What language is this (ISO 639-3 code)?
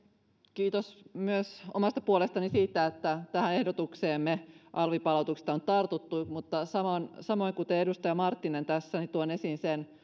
fin